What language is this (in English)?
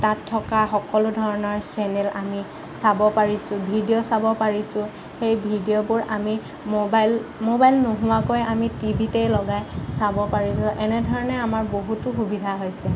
Assamese